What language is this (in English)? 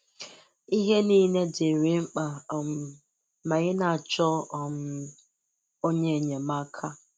Igbo